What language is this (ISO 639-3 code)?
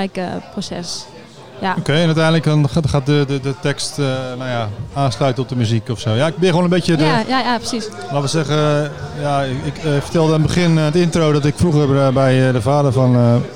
nld